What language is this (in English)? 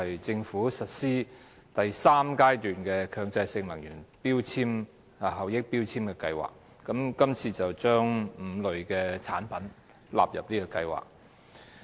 Cantonese